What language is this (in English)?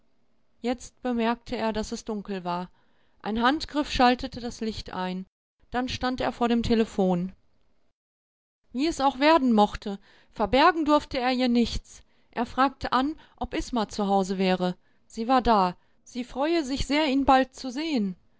German